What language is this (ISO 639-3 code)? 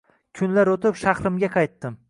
uzb